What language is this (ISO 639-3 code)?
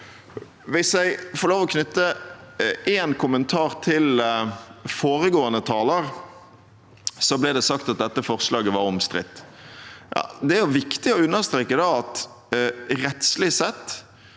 nor